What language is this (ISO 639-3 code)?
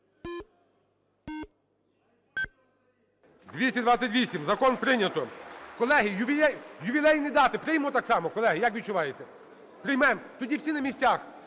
ukr